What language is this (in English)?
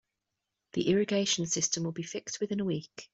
English